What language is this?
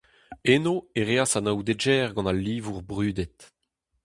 Breton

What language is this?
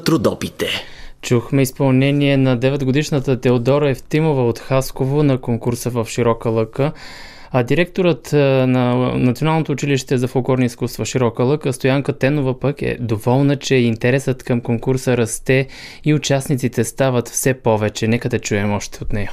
Bulgarian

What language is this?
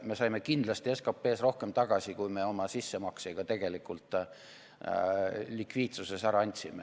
Estonian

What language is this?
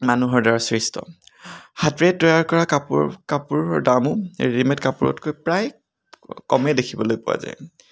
Assamese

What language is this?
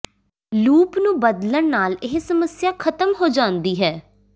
Punjabi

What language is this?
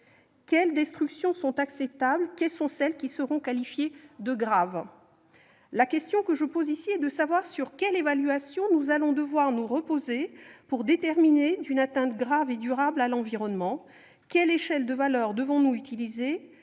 French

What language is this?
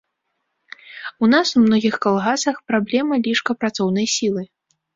Belarusian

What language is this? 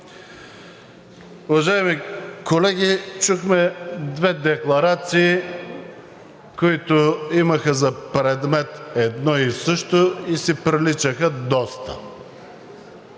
Bulgarian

